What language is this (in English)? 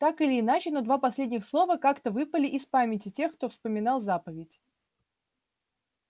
Russian